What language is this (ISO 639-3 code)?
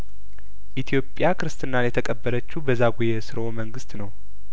amh